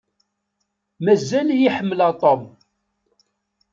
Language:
Kabyle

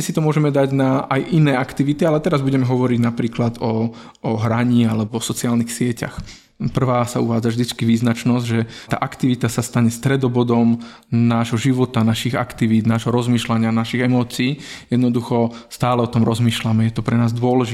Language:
Slovak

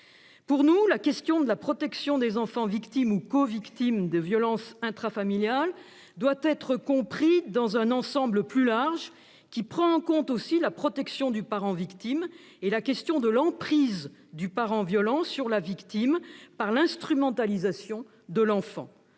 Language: French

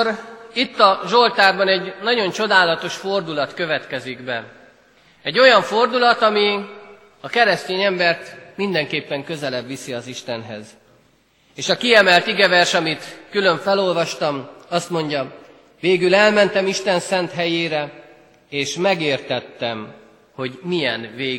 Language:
Hungarian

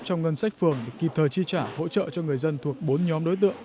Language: Vietnamese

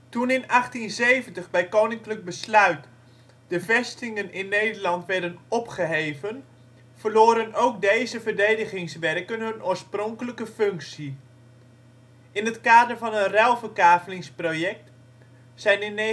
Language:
Dutch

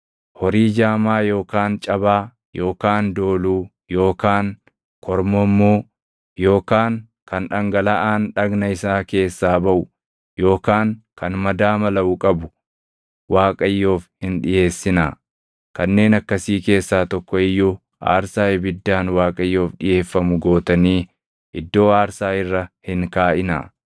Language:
Oromo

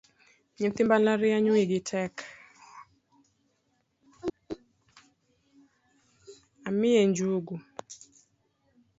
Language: Luo (Kenya and Tanzania)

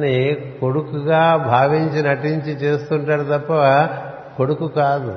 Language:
Telugu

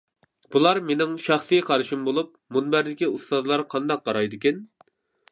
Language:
Uyghur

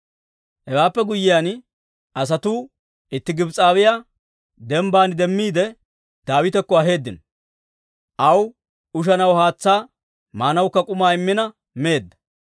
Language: Dawro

